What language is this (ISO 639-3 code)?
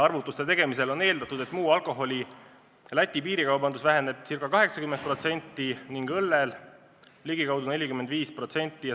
est